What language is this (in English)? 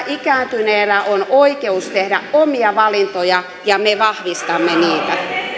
Finnish